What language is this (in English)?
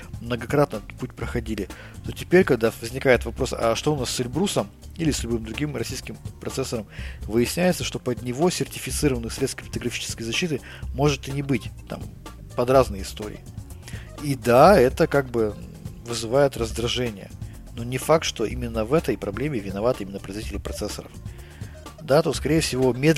Russian